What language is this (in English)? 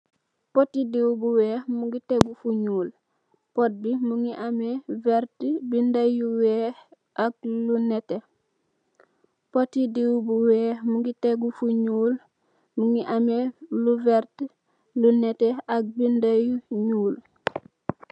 Wolof